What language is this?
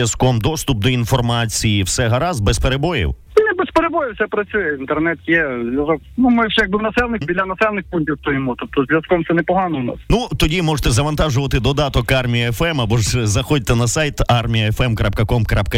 Ukrainian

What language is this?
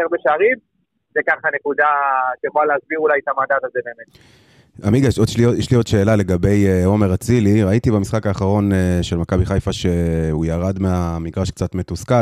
Hebrew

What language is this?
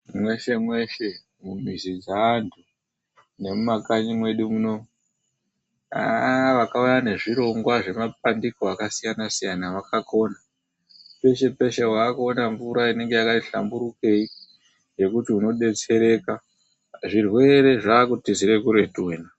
Ndau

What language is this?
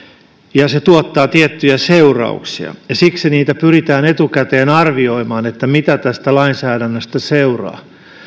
Finnish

